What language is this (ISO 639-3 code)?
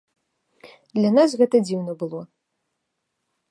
bel